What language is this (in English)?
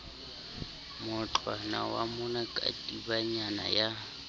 Southern Sotho